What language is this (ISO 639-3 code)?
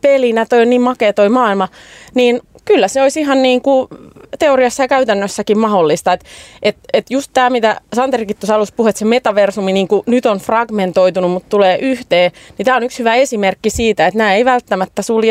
fin